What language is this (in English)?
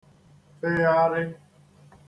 Igbo